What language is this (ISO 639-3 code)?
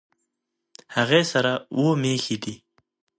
pus